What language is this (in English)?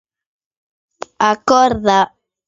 Galician